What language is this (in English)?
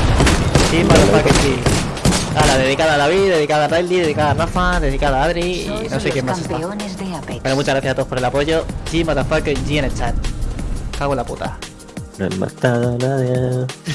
Spanish